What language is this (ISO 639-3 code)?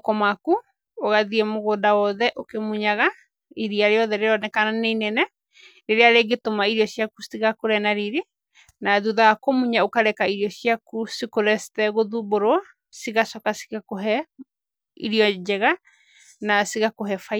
kik